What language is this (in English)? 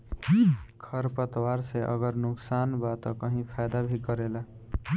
Bhojpuri